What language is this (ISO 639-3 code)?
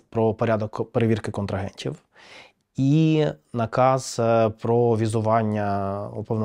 ukr